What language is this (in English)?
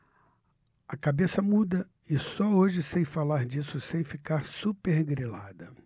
Portuguese